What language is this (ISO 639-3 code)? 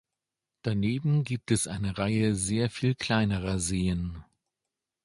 deu